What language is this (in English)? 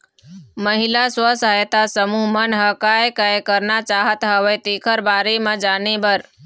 Chhattisgarhi